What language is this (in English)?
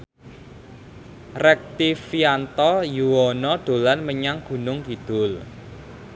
Javanese